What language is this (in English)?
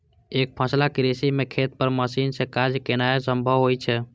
Maithili